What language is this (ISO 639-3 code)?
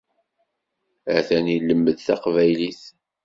kab